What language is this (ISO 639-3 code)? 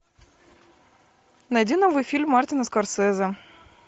rus